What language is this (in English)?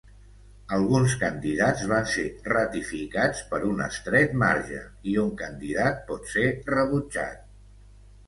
Catalan